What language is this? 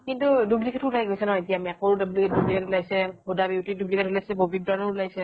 Assamese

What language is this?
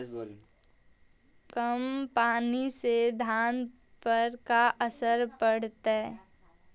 Magahi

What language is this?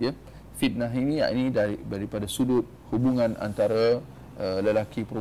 Malay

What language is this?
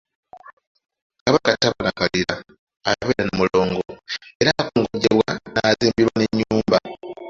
Ganda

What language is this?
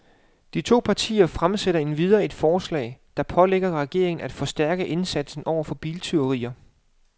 Danish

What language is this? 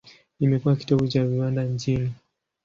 Swahili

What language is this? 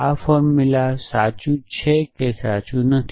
Gujarati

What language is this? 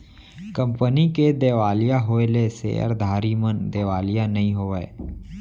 Chhattisgarhi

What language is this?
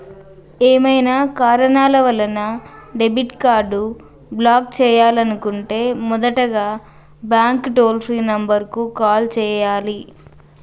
Telugu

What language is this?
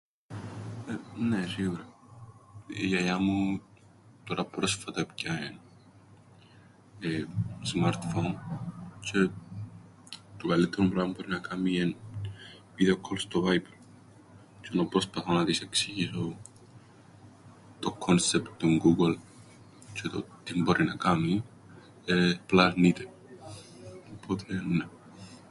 Greek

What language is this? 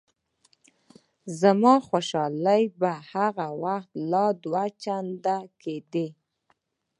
Pashto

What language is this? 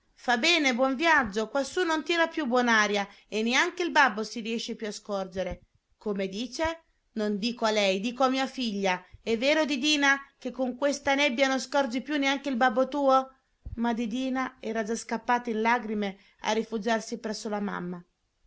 Italian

